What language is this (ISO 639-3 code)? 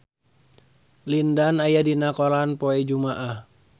sun